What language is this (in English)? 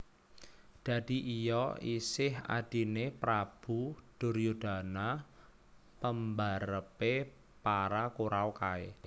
Javanese